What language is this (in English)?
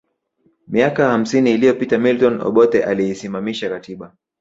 Swahili